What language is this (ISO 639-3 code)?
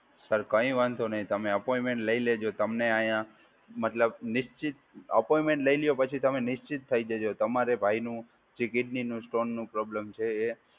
guj